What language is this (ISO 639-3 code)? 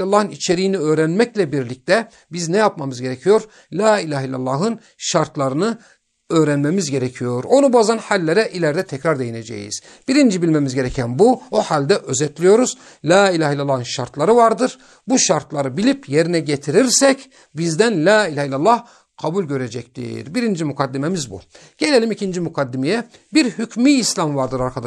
tur